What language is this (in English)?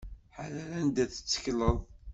Kabyle